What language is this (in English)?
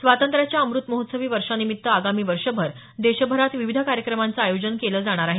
Marathi